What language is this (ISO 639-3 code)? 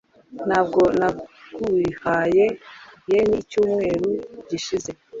kin